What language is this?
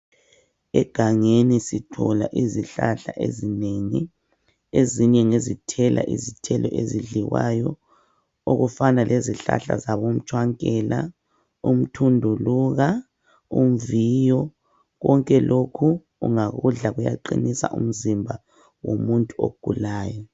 North Ndebele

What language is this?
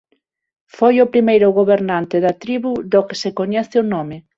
Galician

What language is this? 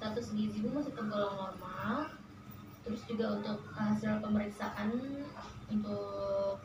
Indonesian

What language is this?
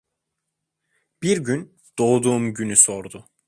Turkish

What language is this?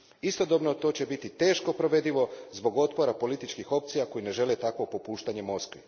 Croatian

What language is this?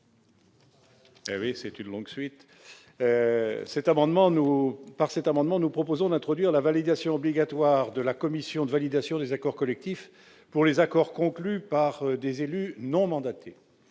French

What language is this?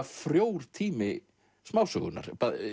Icelandic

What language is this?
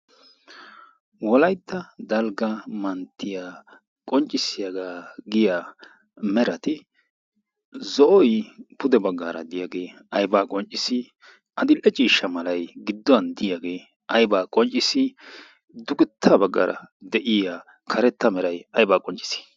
Wolaytta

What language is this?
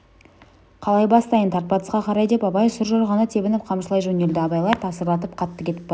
Kazakh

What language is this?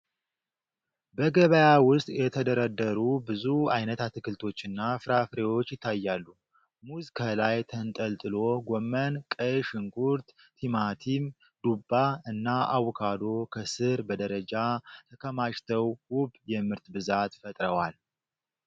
Amharic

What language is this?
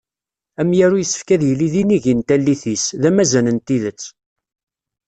Kabyle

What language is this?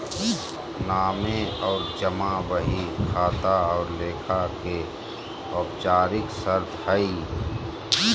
Magahi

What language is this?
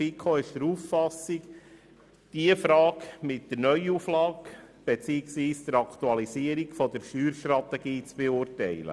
Swiss German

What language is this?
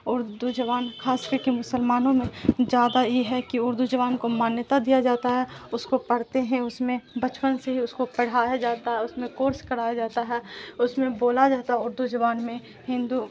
Urdu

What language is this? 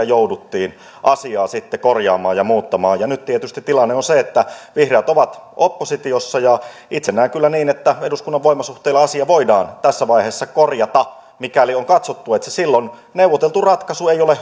Finnish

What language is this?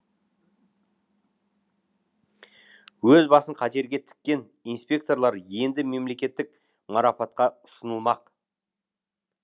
Kazakh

